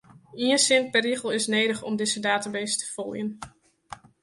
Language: Western Frisian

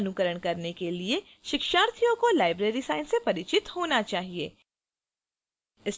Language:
Hindi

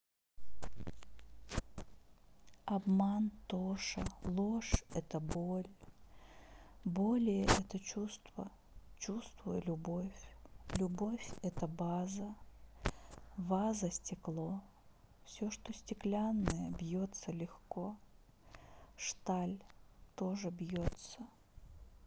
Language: Russian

